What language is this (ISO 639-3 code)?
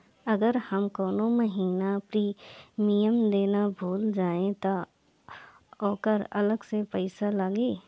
bho